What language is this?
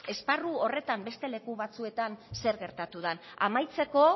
Basque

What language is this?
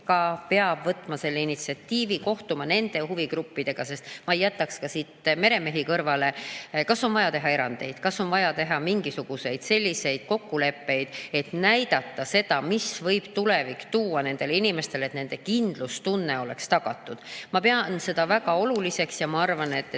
Estonian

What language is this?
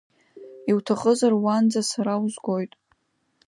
Abkhazian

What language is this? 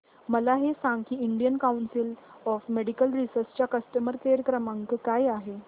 Marathi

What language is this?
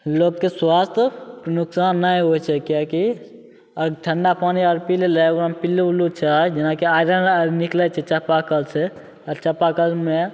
Maithili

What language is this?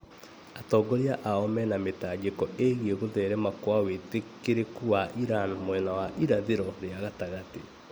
Kikuyu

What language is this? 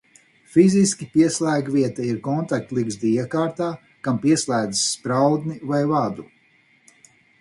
Latvian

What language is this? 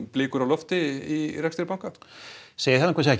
Icelandic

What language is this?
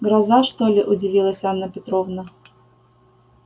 Russian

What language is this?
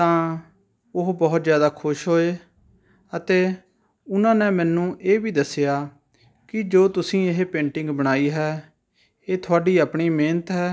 Punjabi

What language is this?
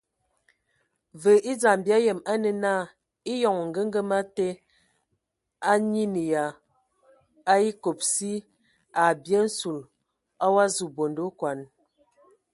Ewondo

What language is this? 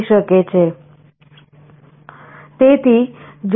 Gujarati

